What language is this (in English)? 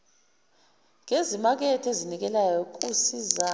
Zulu